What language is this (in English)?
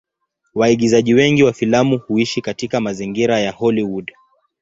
Swahili